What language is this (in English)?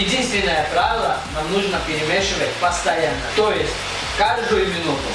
Russian